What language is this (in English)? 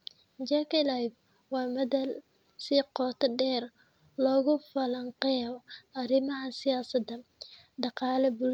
Somali